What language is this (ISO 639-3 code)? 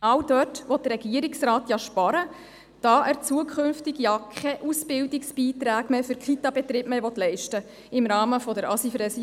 gsw